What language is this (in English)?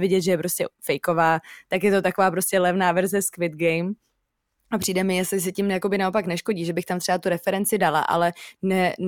Czech